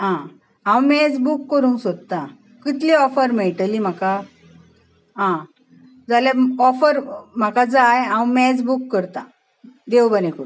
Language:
Konkani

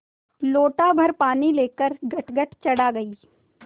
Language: Hindi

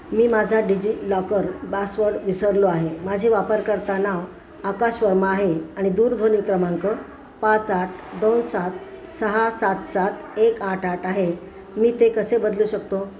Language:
Marathi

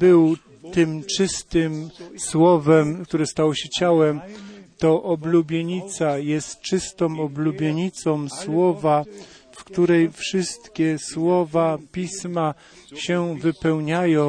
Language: Polish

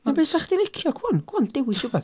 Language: Welsh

